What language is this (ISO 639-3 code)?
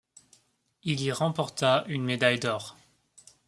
fra